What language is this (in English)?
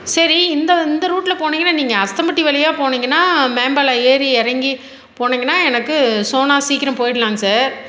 Tamil